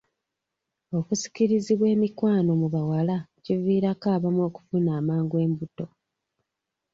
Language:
Ganda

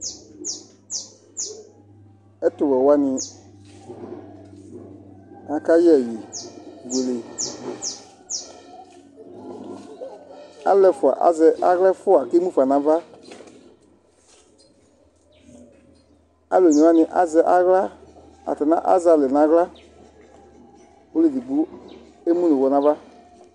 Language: Ikposo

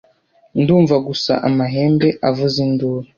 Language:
Kinyarwanda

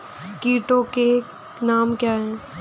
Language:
Hindi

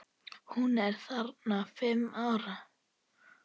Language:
Icelandic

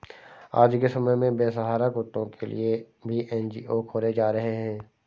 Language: Hindi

